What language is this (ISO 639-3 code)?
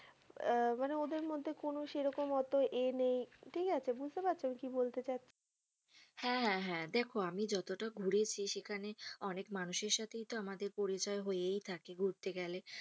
ben